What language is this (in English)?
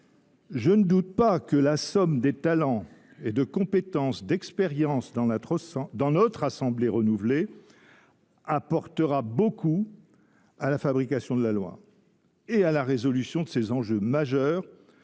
French